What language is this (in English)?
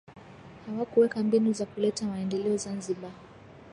Swahili